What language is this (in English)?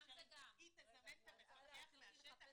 Hebrew